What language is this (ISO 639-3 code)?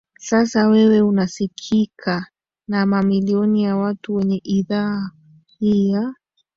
swa